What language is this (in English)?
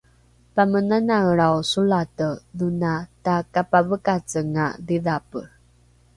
Rukai